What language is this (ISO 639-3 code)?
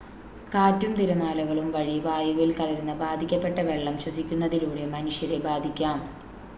mal